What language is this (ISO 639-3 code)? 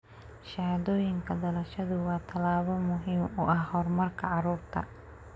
som